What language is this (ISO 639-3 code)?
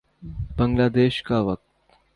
urd